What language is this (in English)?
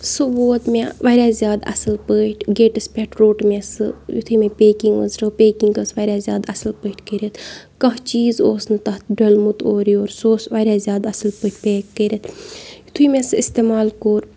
Kashmiri